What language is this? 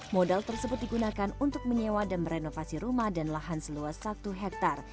Indonesian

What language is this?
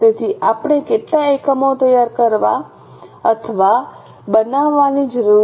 Gujarati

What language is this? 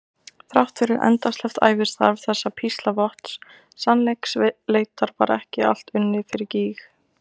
Icelandic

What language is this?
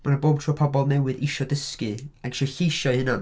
Welsh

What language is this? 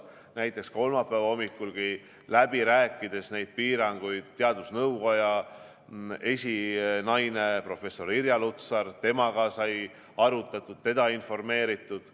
Estonian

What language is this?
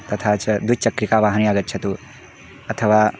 Sanskrit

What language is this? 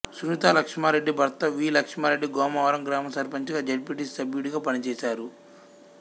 Telugu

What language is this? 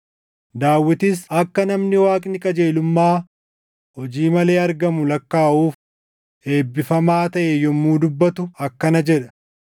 Oromo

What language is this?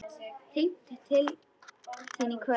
Icelandic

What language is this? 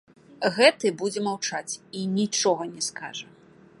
Belarusian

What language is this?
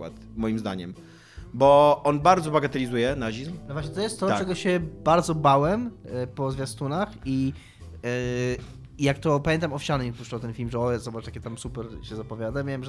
Polish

